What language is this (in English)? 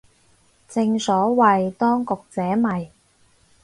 Cantonese